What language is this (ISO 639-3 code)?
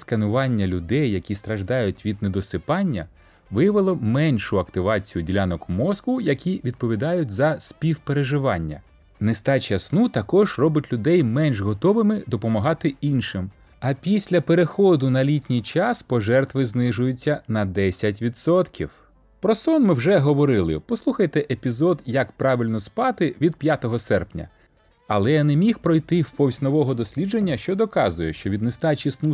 ukr